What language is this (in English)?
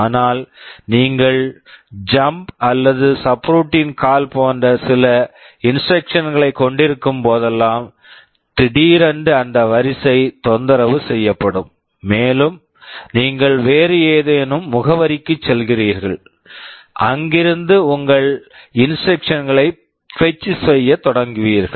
Tamil